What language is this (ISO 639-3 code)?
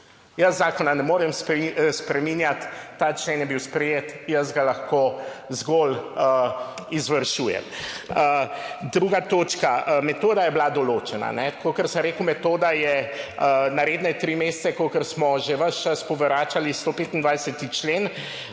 slv